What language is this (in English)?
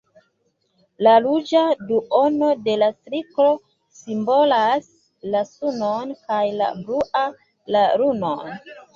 Esperanto